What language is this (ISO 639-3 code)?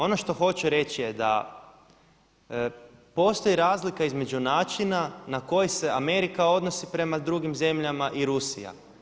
hrv